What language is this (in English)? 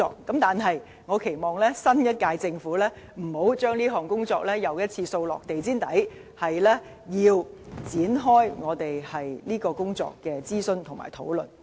Cantonese